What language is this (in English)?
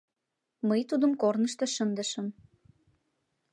Mari